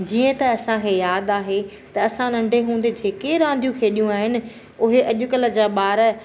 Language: Sindhi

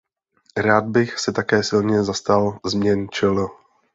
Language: Czech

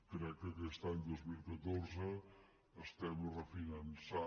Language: Catalan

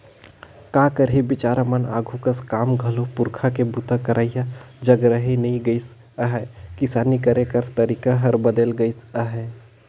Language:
Chhattisgarhi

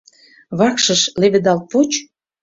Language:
Mari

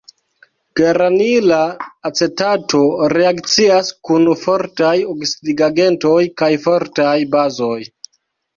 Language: Esperanto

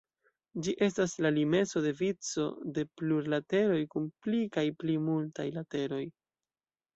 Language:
Esperanto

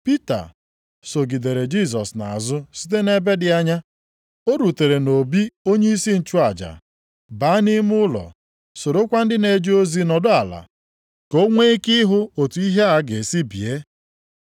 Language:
Igbo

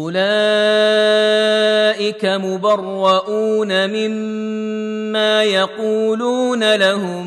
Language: Arabic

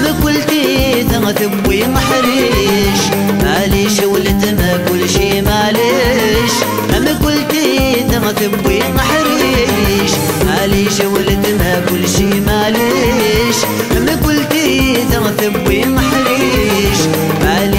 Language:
Arabic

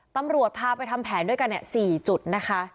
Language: Thai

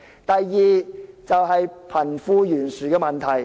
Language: Cantonese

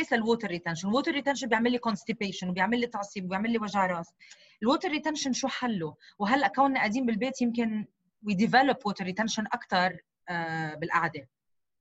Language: Arabic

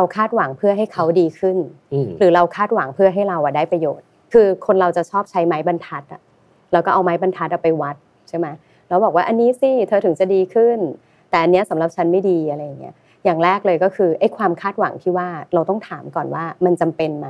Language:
Thai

